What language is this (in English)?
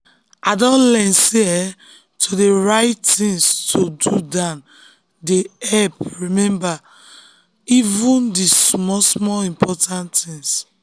Nigerian Pidgin